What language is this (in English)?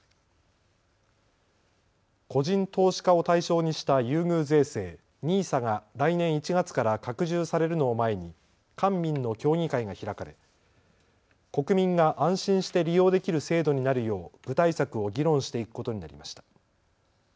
Japanese